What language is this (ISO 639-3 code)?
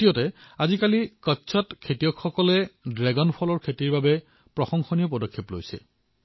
asm